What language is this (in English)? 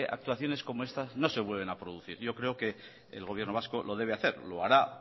Spanish